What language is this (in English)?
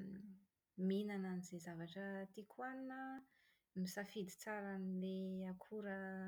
Malagasy